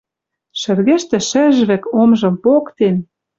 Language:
Western Mari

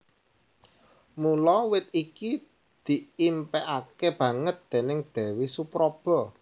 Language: Javanese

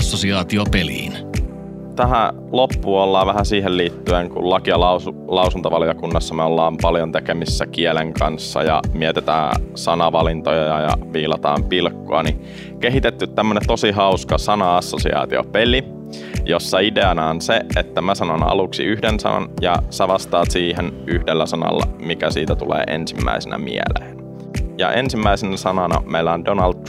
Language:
Finnish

